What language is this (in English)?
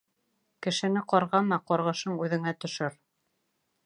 Bashkir